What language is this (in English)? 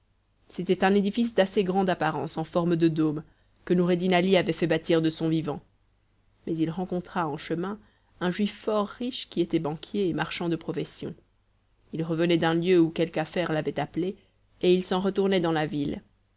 French